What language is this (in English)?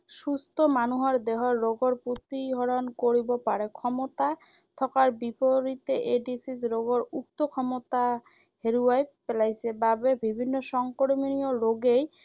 Assamese